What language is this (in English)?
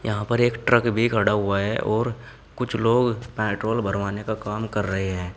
Hindi